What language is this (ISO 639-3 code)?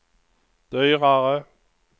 swe